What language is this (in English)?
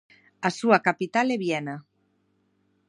Galician